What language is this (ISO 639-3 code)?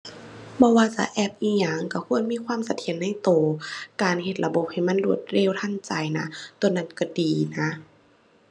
tha